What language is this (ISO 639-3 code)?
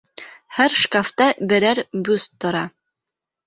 bak